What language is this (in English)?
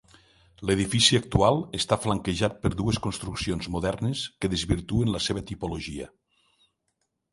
Catalan